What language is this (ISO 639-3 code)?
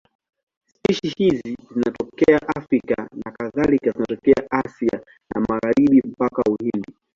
swa